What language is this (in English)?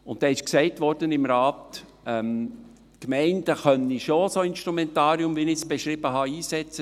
Swiss German